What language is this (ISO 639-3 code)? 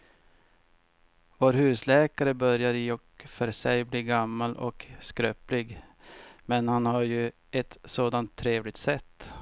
swe